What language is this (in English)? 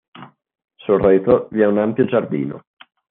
Italian